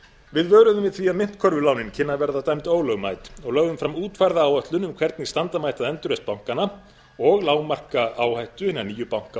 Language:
Icelandic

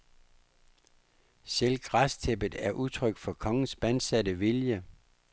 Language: Danish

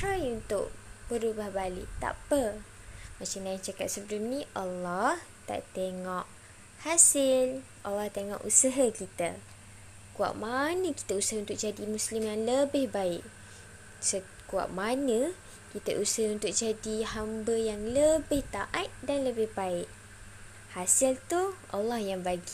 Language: Malay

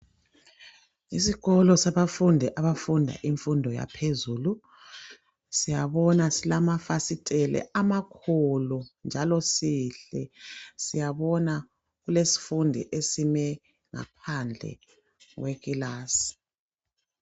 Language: North Ndebele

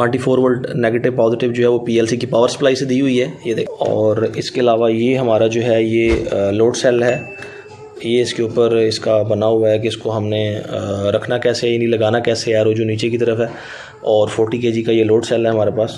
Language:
Hindi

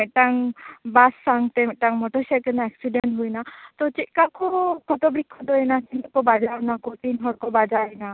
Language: Santali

